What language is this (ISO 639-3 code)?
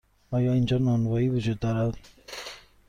fas